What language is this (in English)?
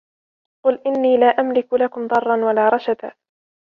Arabic